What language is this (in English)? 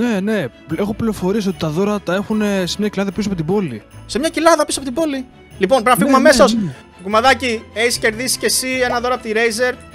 Greek